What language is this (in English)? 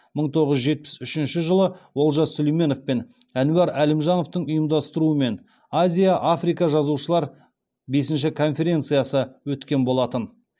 Kazakh